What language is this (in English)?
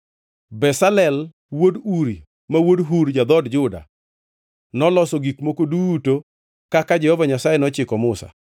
Luo (Kenya and Tanzania)